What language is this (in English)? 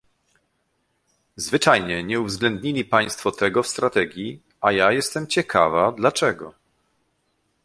Polish